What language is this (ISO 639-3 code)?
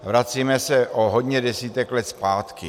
ces